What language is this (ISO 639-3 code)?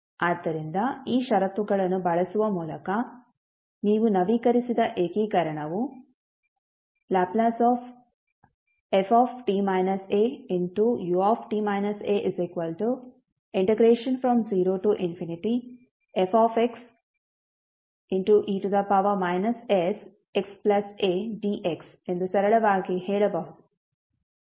kan